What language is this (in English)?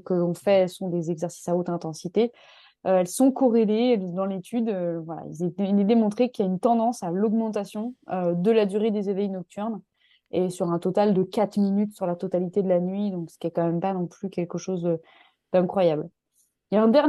French